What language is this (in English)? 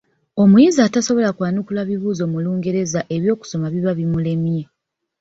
Ganda